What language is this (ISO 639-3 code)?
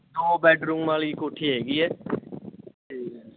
pan